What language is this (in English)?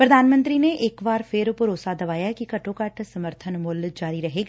Punjabi